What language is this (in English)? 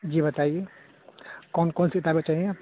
Urdu